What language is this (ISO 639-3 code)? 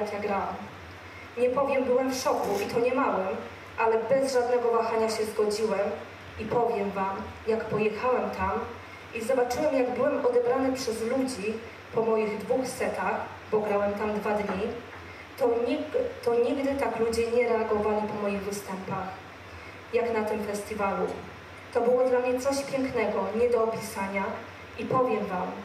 pol